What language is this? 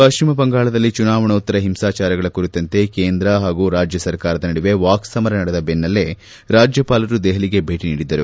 Kannada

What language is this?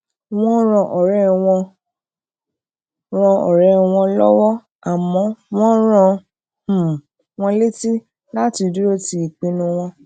Yoruba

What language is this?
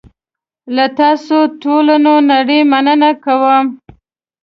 Pashto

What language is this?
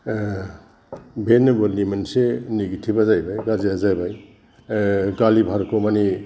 Bodo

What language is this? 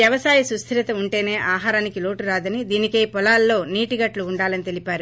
Telugu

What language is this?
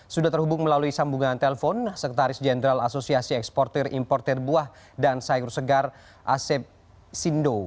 Indonesian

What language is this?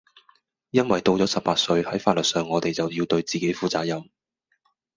Cantonese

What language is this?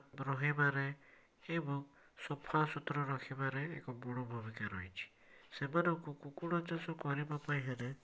Odia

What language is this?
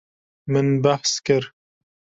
Kurdish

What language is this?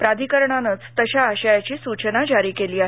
Marathi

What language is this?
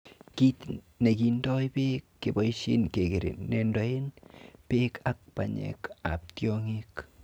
Kalenjin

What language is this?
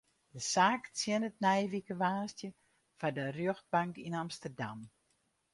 Western Frisian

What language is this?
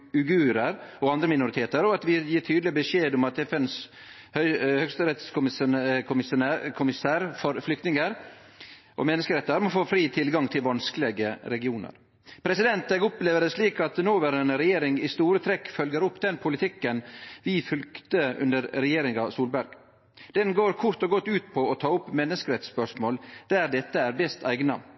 Norwegian Nynorsk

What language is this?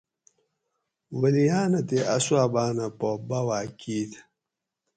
Gawri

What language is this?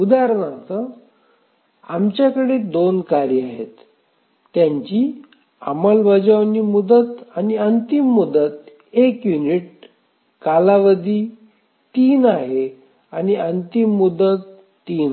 Marathi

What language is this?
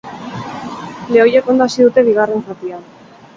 Basque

